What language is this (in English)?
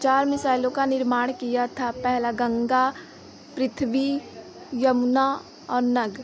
Hindi